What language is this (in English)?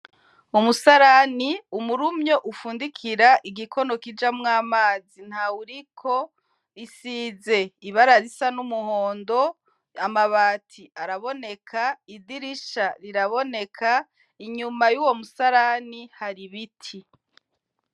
Rundi